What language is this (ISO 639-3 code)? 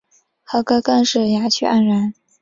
zho